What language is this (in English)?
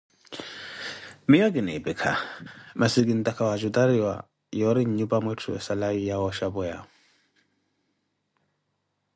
Koti